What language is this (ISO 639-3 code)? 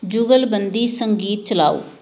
pan